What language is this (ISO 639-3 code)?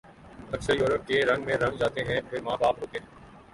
urd